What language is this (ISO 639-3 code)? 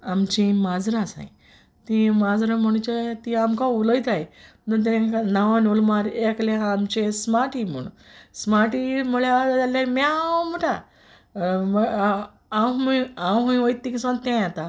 kok